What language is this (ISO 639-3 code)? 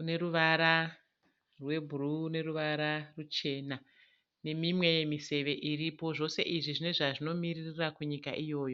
sna